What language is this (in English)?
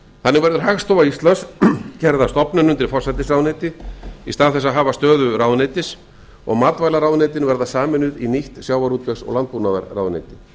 Icelandic